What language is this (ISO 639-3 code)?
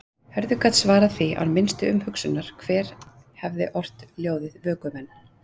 isl